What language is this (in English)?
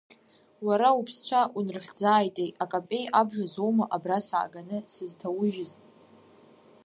Abkhazian